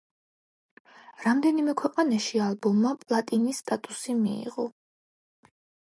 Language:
Georgian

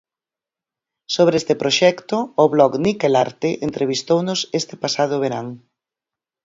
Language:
Galician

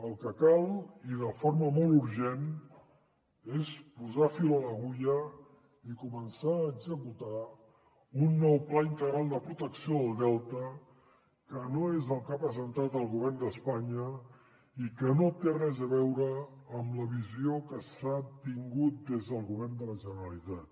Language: Catalan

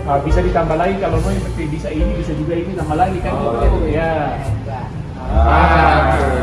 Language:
Indonesian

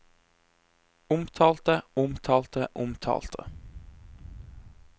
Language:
Norwegian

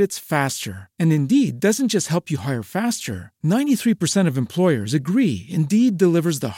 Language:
Spanish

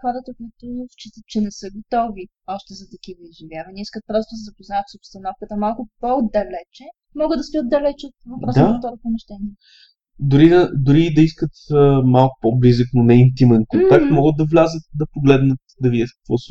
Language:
Bulgarian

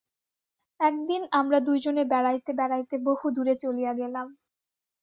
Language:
Bangla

